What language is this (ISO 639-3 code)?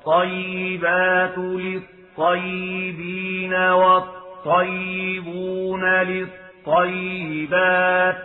ara